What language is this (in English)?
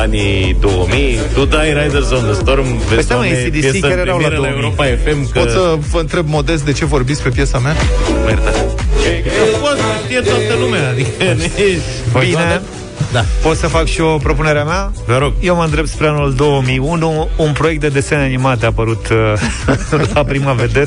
Romanian